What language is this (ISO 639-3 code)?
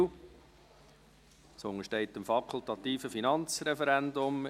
gsw